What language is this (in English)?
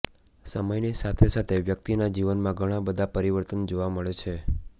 Gujarati